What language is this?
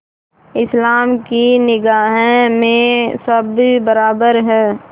Hindi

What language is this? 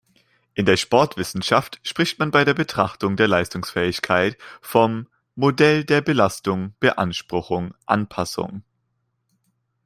German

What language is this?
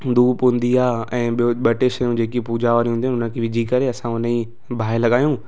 Sindhi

